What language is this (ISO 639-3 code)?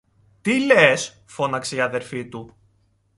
ell